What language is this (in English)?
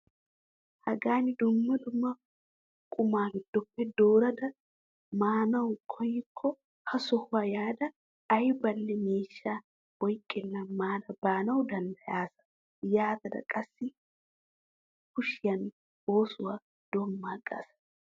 Wolaytta